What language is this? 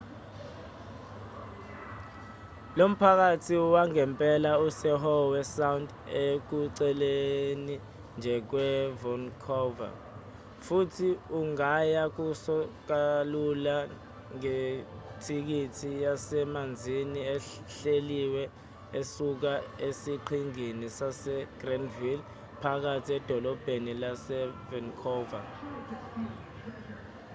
Zulu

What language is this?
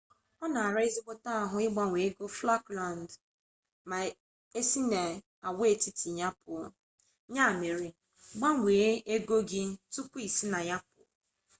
Igbo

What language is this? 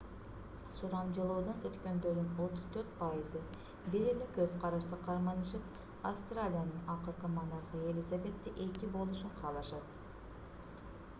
Kyrgyz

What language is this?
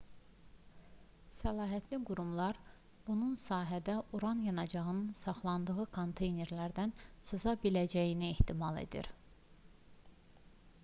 Azerbaijani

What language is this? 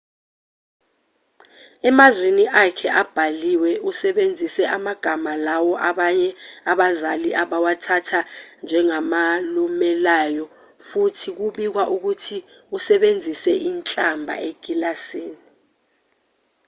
Zulu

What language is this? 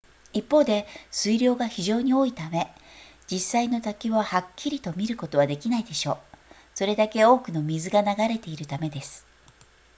Japanese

